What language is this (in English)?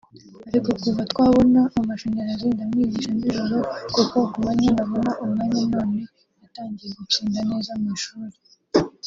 Kinyarwanda